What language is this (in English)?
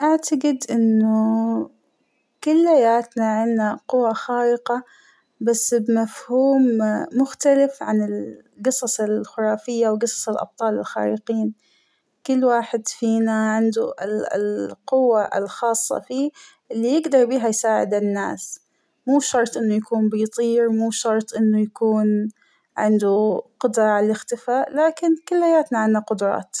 Hijazi Arabic